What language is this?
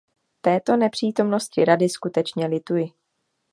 Czech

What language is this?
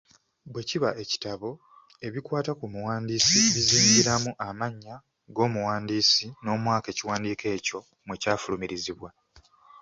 Ganda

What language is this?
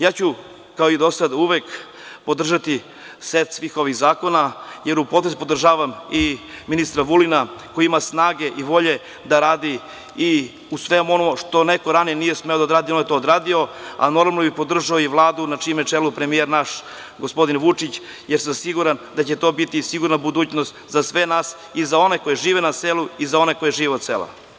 Serbian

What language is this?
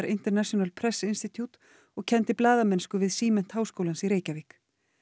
Icelandic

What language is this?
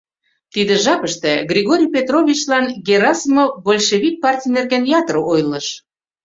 Mari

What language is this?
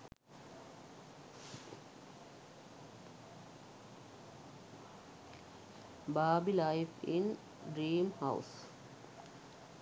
Sinhala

